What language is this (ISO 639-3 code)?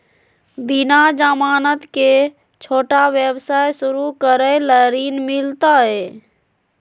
mag